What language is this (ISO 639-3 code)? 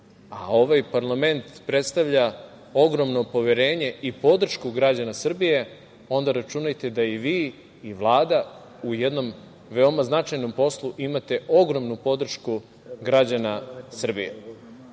srp